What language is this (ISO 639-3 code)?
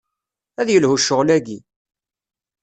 kab